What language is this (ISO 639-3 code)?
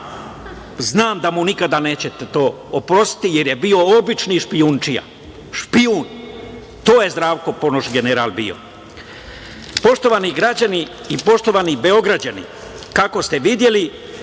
srp